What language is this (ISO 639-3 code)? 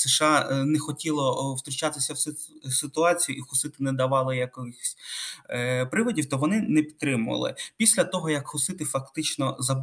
ukr